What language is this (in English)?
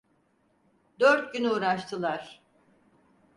Turkish